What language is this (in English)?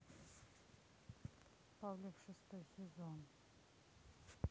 Russian